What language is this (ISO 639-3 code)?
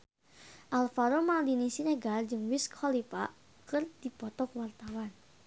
sun